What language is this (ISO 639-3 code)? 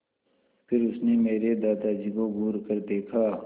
hin